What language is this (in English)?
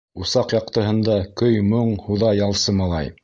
Bashkir